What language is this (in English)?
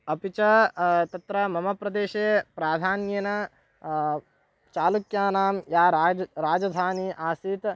Sanskrit